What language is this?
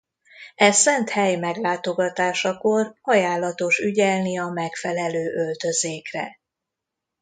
Hungarian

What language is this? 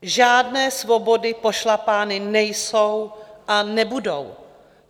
Czech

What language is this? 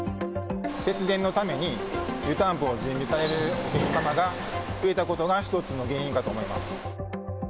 Japanese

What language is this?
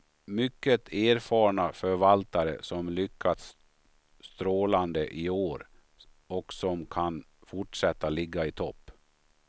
Swedish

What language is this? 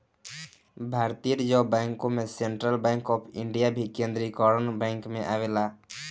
Bhojpuri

